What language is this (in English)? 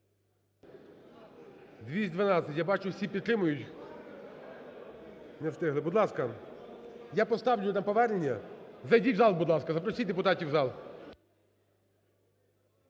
Ukrainian